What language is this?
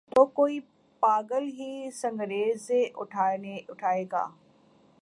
Urdu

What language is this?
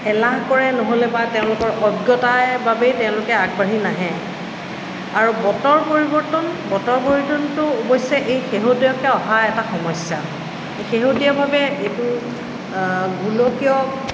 Assamese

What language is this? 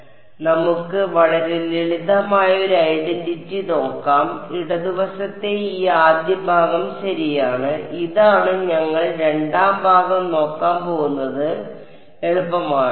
Malayalam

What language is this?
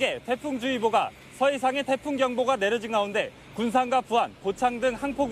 Korean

